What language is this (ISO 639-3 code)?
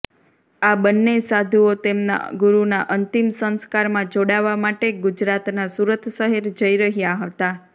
guj